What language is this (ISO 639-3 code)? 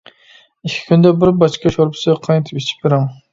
uig